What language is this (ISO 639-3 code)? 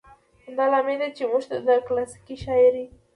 pus